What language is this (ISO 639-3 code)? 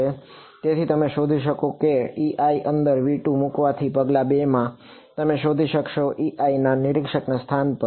guj